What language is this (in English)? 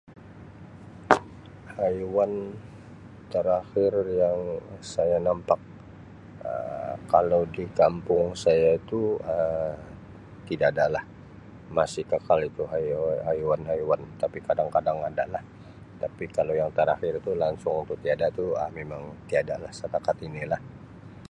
Sabah Malay